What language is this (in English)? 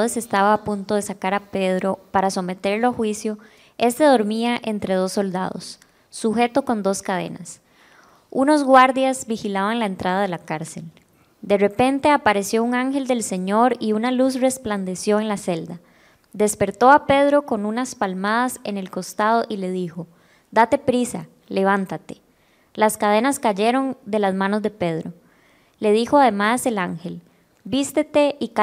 Spanish